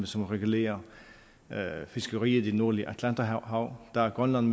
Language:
Danish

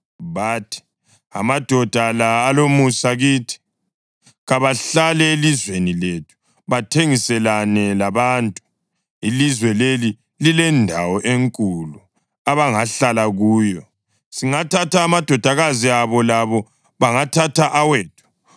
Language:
North Ndebele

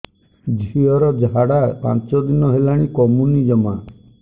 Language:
Odia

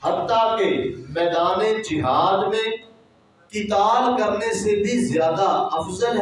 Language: Urdu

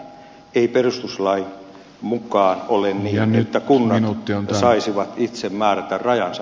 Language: Finnish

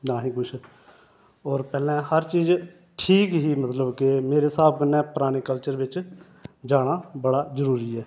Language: Dogri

